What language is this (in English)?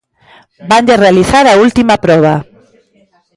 Galician